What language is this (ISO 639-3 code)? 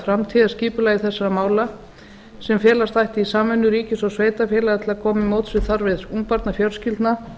isl